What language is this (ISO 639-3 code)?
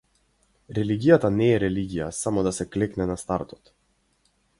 mkd